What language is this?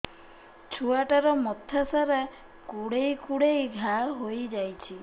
Odia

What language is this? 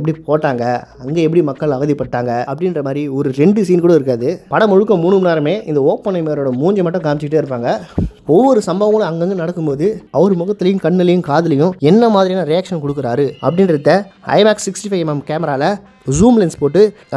Italian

